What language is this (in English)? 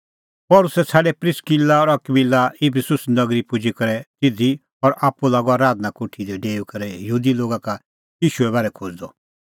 Kullu Pahari